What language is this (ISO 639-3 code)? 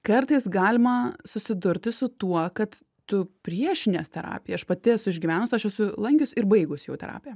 lit